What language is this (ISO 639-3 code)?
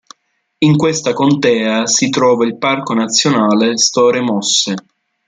ita